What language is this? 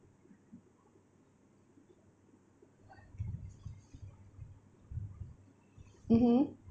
English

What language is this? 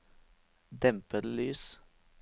Norwegian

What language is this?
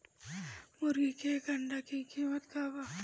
Bhojpuri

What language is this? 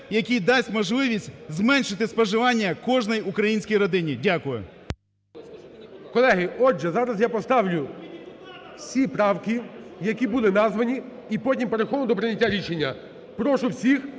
Ukrainian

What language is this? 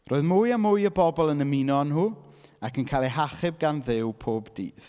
Welsh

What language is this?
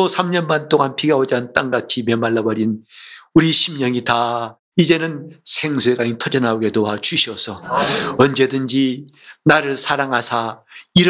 Korean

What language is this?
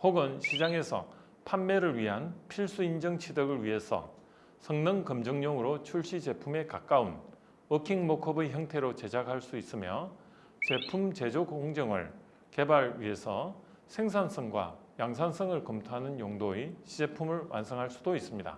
Korean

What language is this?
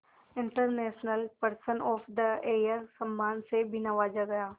Hindi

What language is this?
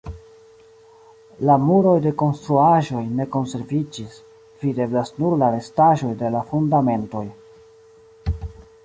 Esperanto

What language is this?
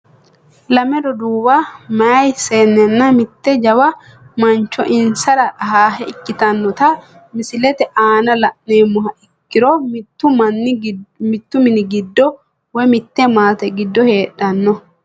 Sidamo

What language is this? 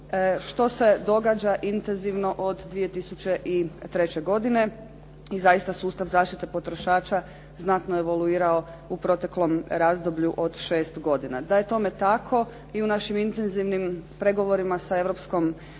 Croatian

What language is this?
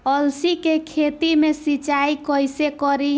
Bhojpuri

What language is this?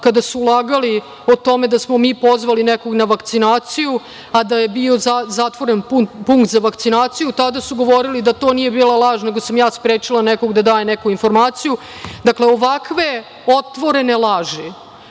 Serbian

